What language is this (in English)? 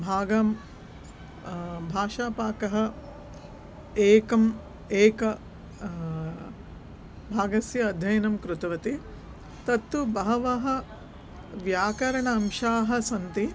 Sanskrit